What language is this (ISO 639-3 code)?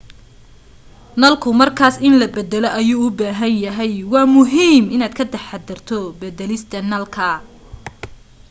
som